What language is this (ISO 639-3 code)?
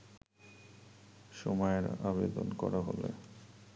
ben